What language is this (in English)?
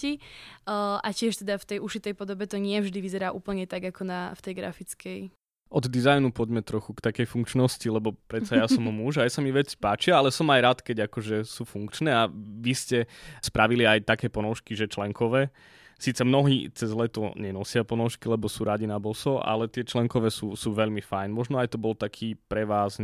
Slovak